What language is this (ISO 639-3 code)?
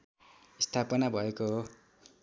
nep